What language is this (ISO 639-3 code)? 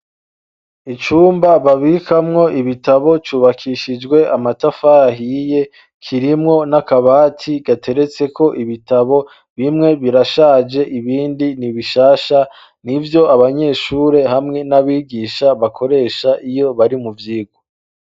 run